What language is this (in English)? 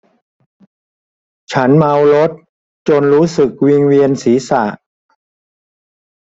Thai